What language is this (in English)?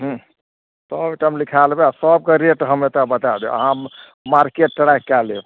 Maithili